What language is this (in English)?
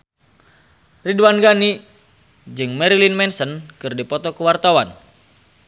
Sundanese